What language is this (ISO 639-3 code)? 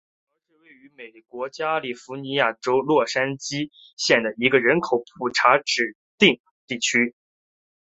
zho